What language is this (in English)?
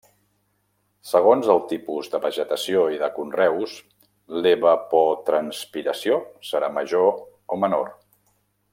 Catalan